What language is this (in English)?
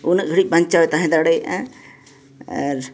Santali